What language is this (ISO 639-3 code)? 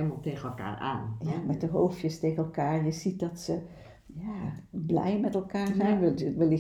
nld